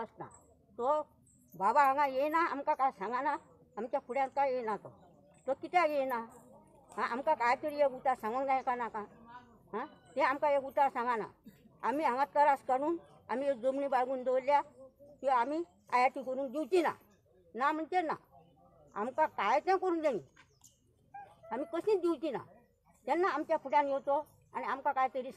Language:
Indonesian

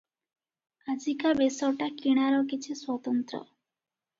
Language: Odia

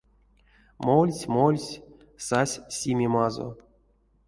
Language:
Erzya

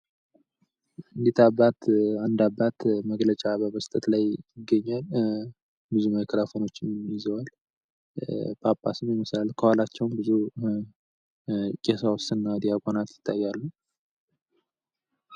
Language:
Amharic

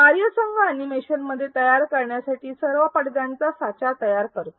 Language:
Marathi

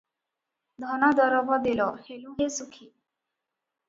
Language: Odia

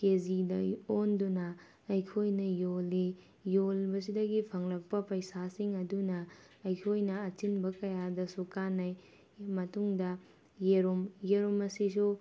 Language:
Manipuri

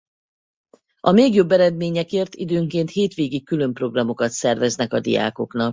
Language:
Hungarian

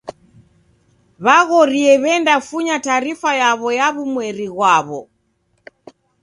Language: Taita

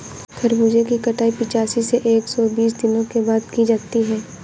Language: Hindi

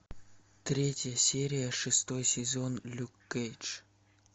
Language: Russian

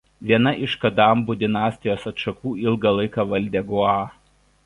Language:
Lithuanian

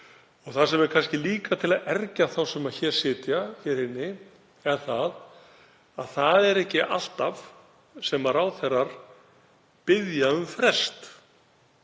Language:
Icelandic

